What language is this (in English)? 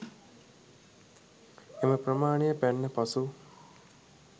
Sinhala